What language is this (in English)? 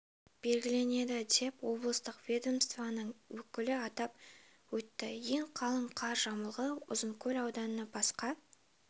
Kazakh